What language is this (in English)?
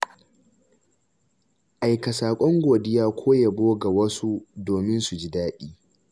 Hausa